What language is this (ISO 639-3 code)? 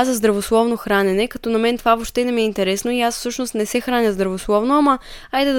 bul